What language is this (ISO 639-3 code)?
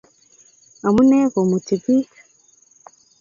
kln